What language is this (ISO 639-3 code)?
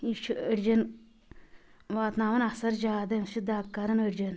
kas